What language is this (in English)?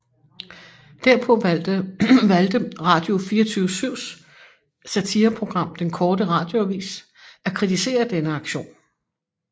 Danish